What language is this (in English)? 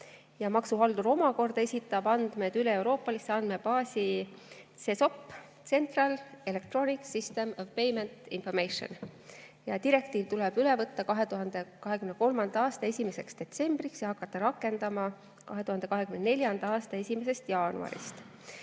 Estonian